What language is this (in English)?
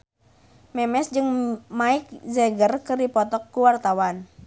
Sundanese